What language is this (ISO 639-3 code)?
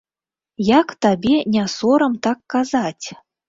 bel